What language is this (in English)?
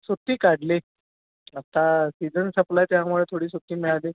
Marathi